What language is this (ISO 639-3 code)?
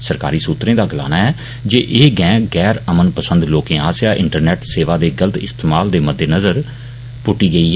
doi